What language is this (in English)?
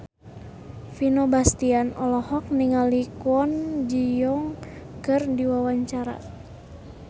Sundanese